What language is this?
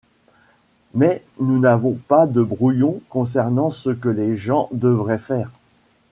French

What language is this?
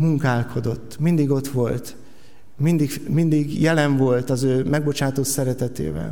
Hungarian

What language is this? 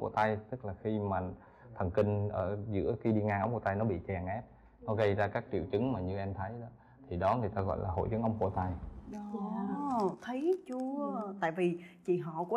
Vietnamese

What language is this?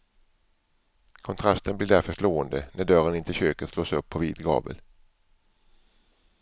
Swedish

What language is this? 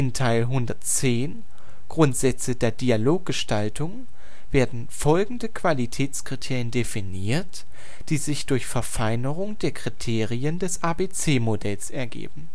German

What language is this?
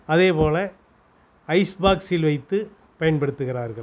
Tamil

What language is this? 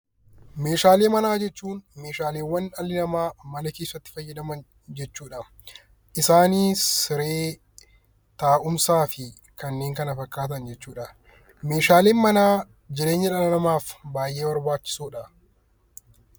Oromo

